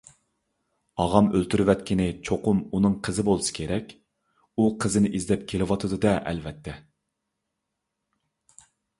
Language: Uyghur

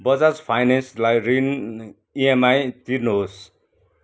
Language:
Nepali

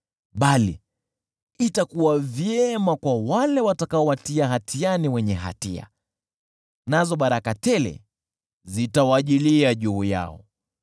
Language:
Swahili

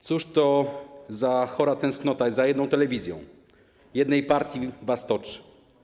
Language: Polish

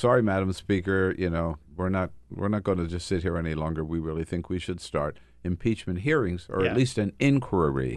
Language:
English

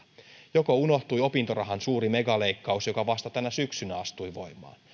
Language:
Finnish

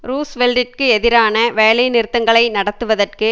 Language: Tamil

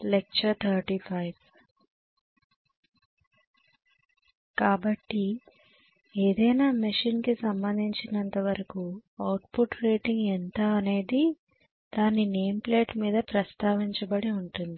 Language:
Telugu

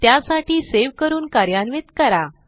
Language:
Marathi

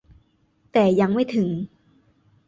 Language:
Thai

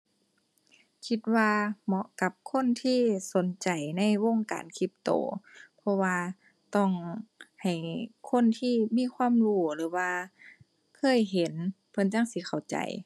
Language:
Thai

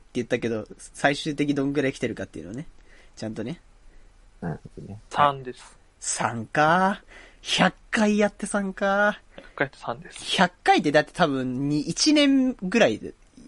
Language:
Japanese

